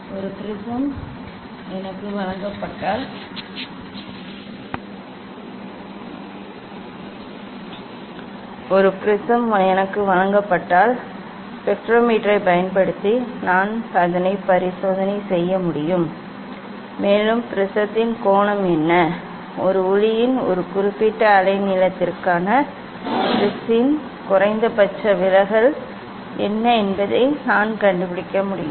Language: Tamil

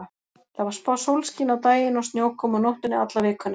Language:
Icelandic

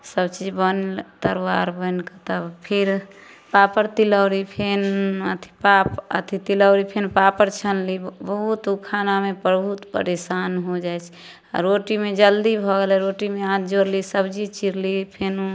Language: Maithili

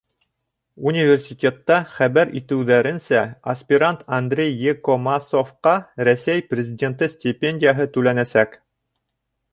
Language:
Bashkir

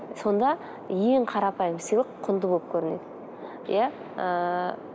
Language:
Kazakh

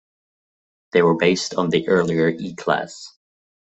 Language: English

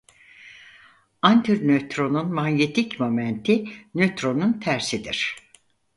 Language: Turkish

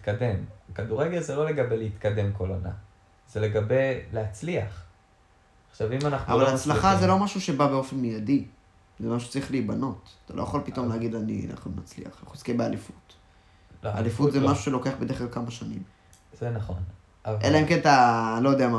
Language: Hebrew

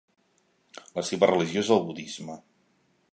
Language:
Catalan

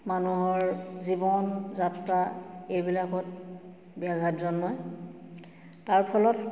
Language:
Assamese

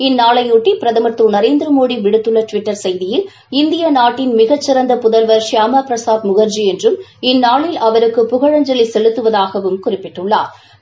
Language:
Tamil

